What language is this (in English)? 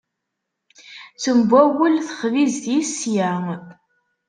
Kabyle